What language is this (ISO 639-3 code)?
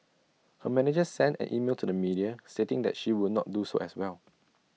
eng